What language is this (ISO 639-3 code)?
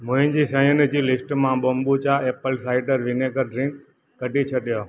snd